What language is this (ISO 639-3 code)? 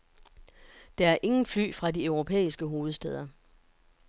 dan